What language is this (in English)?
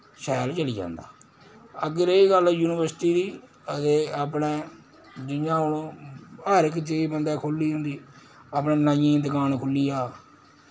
Dogri